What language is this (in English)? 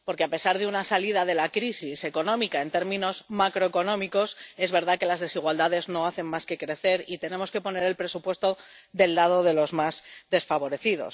Spanish